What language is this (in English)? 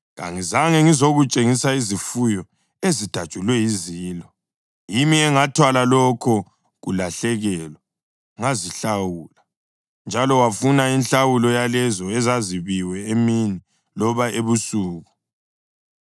North Ndebele